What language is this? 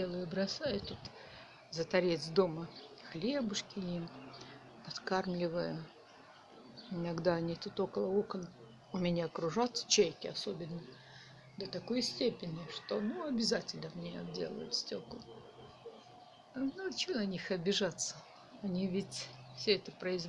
Russian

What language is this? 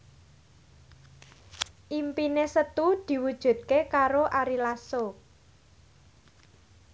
Javanese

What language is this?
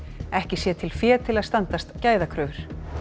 Icelandic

